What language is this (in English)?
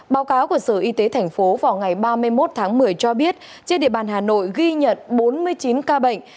Vietnamese